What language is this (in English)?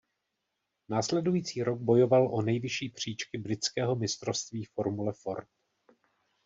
Czech